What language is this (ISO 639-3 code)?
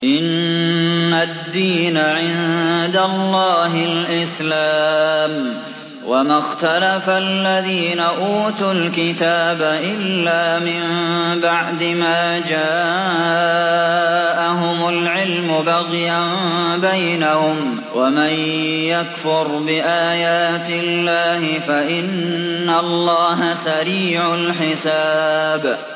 ara